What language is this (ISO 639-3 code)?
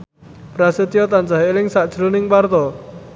jav